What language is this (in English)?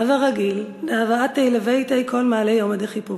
Hebrew